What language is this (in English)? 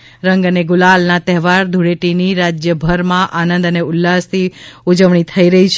Gujarati